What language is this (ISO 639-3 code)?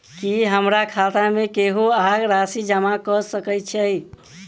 mai